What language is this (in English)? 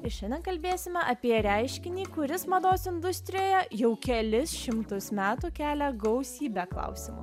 Lithuanian